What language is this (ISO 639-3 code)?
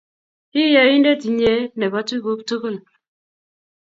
kln